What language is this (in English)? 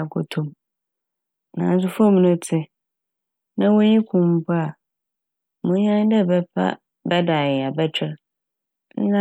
Akan